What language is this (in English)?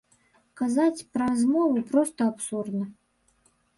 Belarusian